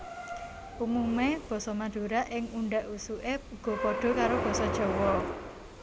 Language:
Javanese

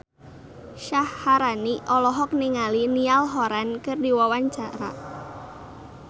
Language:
Sundanese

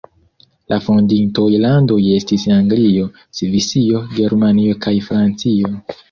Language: Esperanto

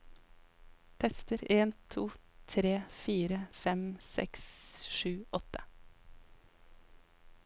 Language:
Norwegian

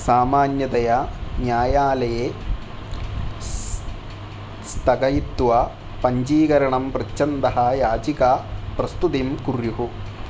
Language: Sanskrit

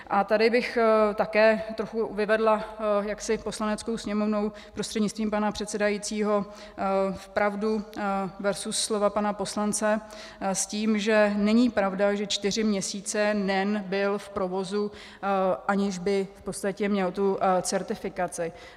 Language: Czech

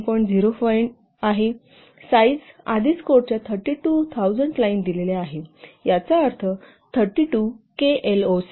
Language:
Marathi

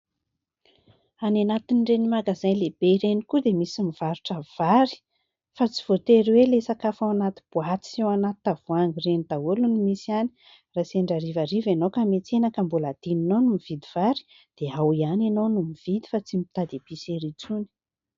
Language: Malagasy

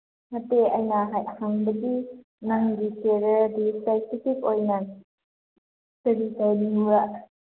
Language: Manipuri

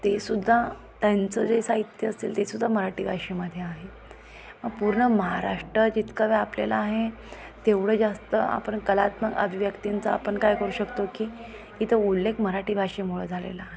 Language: Marathi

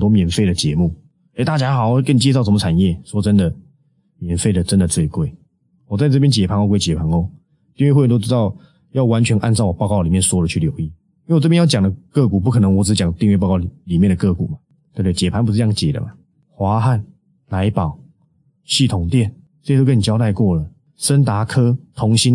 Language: Chinese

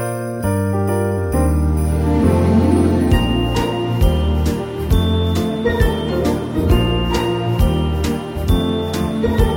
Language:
Spanish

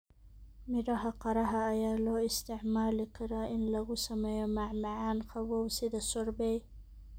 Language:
Somali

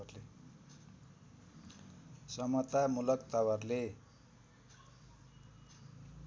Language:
Nepali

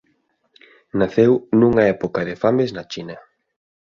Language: Galician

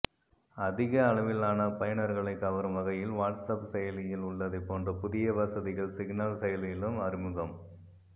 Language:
Tamil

